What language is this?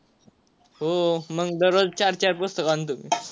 Marathi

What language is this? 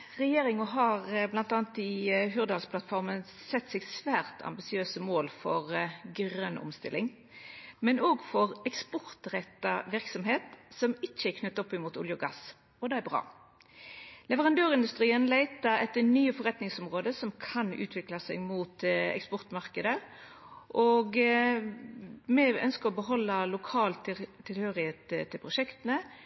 Norwegian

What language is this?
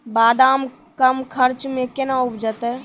Maithili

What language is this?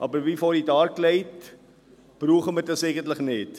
Swiss German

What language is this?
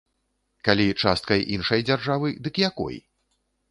Belarusian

